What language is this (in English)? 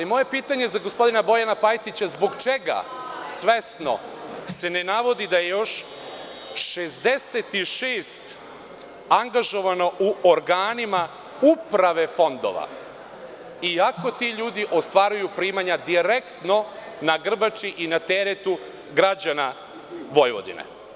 Serbian